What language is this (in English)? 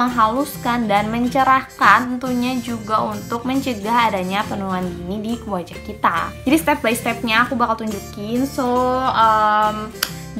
Indonesian